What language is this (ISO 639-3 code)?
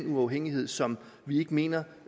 dan